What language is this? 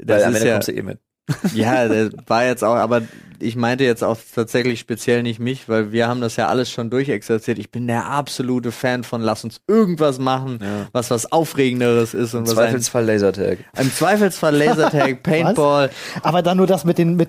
German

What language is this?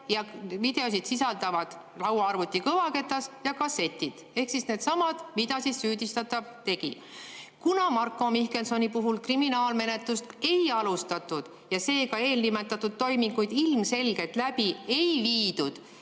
Estonian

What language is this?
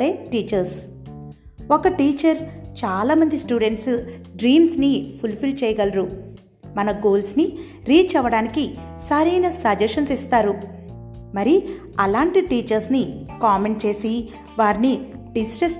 Telugu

